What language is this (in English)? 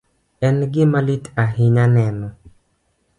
Luo (Kenya and Tanzania)